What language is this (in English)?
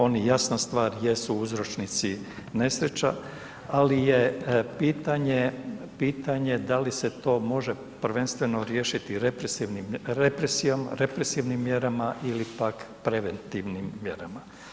Croatian